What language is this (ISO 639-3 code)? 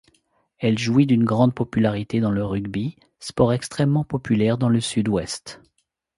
fra